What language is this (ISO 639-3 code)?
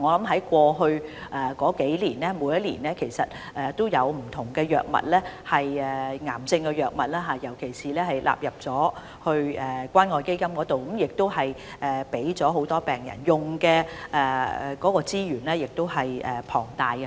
yue